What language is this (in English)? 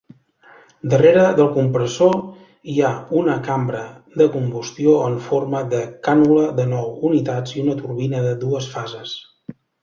Catalan